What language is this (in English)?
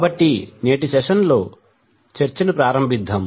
Telugu